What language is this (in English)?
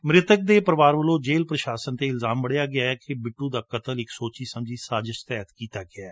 Punjabi